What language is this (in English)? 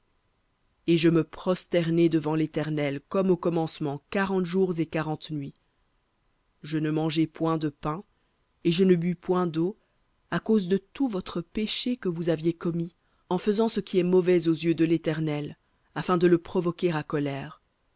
French